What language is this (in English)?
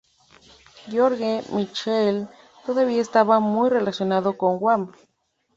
Spanish